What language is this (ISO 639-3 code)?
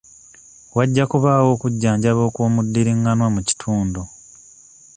lug